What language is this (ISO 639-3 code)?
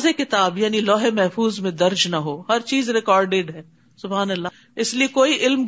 urd